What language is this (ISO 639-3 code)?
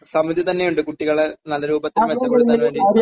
mal